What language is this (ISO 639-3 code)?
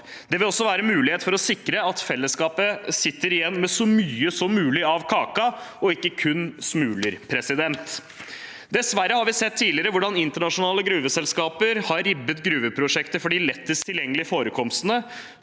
nor